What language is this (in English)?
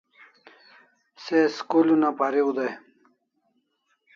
Kalasha